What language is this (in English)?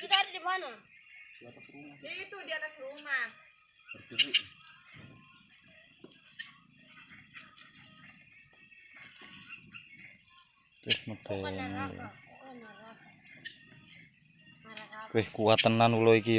Indonesian